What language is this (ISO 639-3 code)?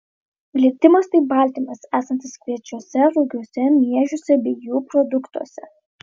lit